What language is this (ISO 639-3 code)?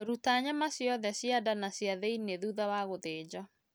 kik